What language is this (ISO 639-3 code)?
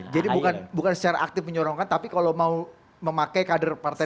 ind